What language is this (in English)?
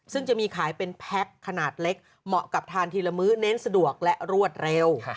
Thai